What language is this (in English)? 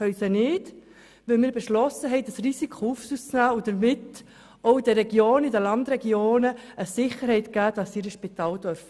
Swiss German